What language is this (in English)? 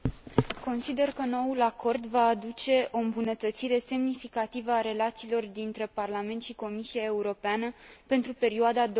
Romanian